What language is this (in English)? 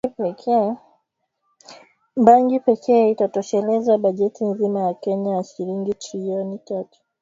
Swahili